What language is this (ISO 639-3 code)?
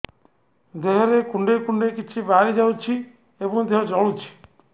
ori